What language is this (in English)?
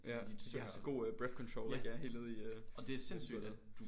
Danish